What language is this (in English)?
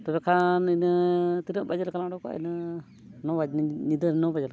Santali